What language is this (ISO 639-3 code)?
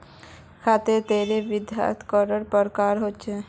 mag